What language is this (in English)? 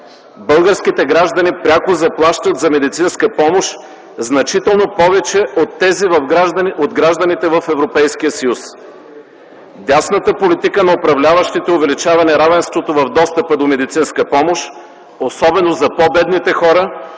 Bulgarian